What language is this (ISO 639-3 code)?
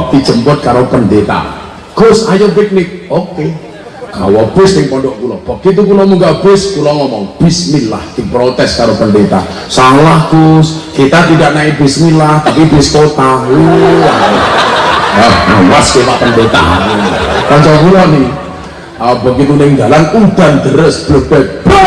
ind